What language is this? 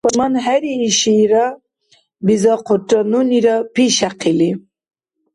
Dargwa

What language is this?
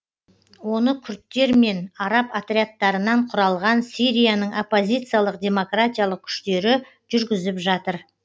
Kazakh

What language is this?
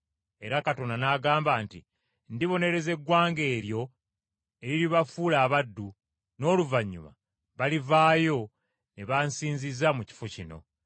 Ganda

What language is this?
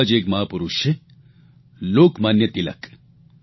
Gujarati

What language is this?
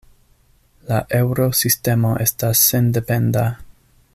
Esperanto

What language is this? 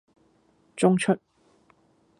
Cantonese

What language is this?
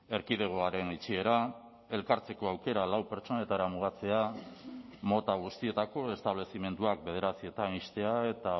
Basque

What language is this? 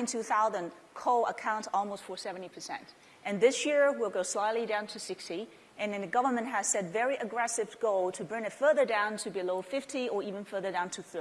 English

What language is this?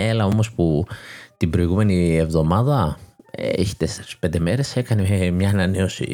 Greek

